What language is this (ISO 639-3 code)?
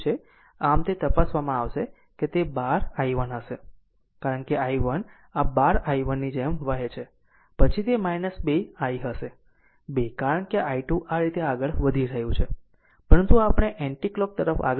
guj